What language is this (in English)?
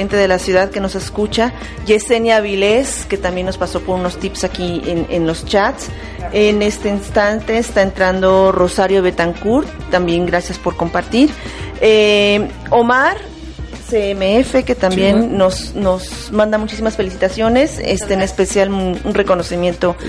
Spanish